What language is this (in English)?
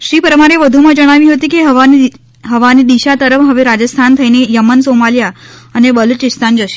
Gujarati